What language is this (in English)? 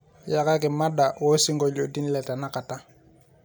Masai